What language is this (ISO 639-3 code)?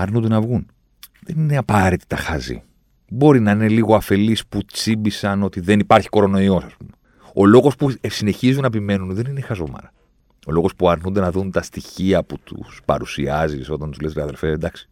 ell